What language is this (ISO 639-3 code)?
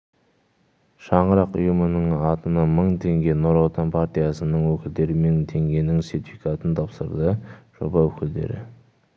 kaz